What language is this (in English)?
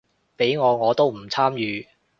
Cantonese